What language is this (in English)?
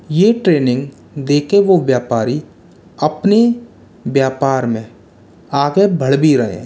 Hindi